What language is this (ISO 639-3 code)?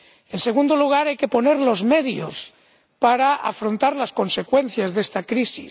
spa